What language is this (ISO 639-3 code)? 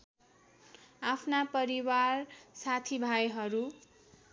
nep